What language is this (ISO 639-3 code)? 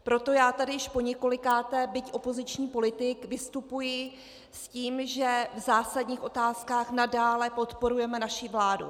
ces